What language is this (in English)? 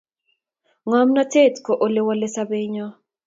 Kalenjin